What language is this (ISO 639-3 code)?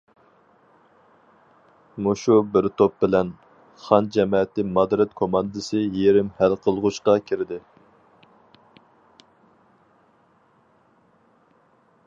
uig